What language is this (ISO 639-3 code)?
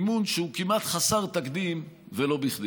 heb